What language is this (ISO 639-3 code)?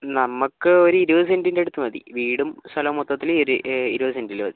mal